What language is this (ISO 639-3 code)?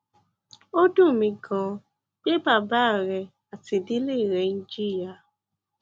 yor